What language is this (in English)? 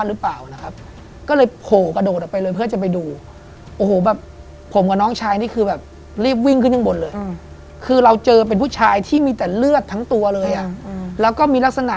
Thai